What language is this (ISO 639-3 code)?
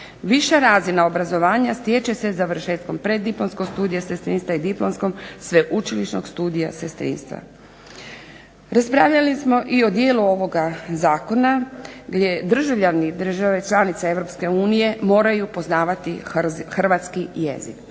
hrv